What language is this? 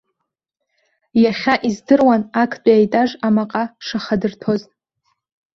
Abkhazian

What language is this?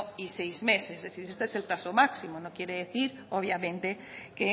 Spanish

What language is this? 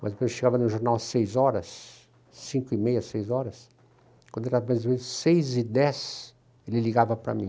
Portuguese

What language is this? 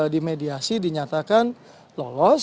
Indonesian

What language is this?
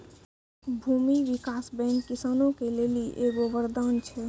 Maithili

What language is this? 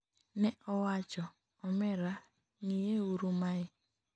Luo (Kenya and Tanzania)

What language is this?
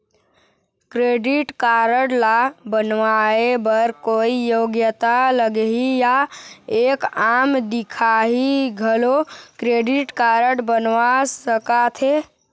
Chhattisgarhi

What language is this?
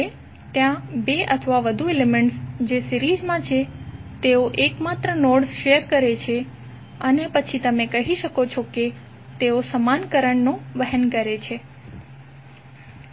Gujarati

